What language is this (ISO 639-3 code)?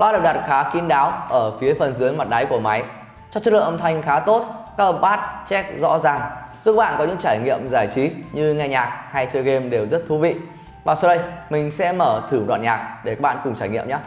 vie